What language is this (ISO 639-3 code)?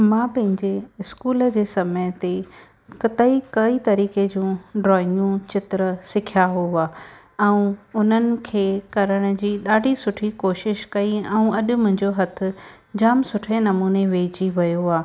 snd